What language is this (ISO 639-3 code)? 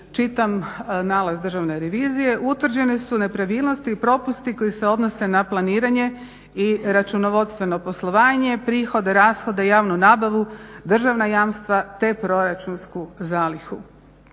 hrv